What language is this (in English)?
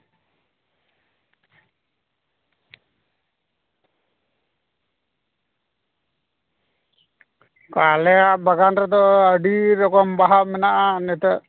Santali